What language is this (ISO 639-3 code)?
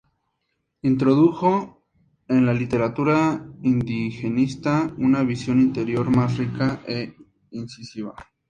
spa